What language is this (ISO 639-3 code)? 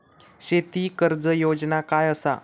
mar